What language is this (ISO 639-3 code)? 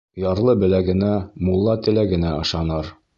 bak